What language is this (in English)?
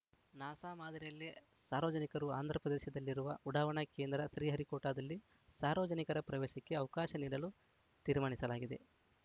Kannada